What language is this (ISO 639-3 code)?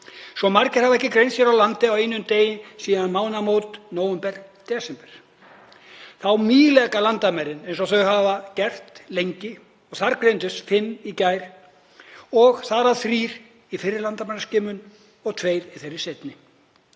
isl